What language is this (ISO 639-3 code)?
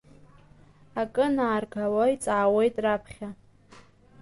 abk